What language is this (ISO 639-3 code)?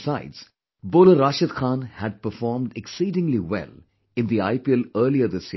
eng